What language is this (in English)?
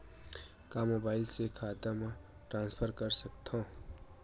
Chhattisgarhi